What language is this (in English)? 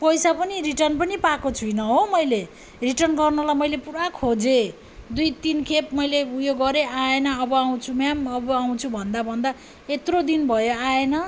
Nepali